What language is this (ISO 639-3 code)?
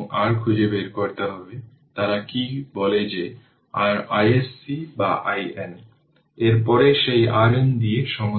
ben